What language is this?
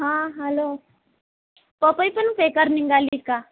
Marathi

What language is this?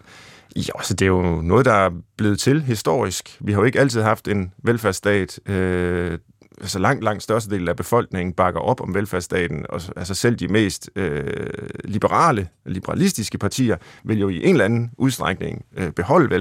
Danish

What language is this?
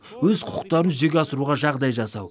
Kazakh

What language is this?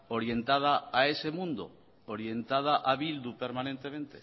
Spanish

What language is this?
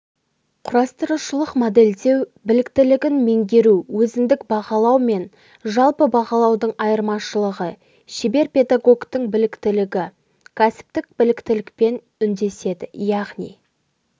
Kazakh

